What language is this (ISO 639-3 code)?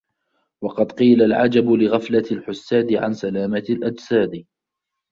ara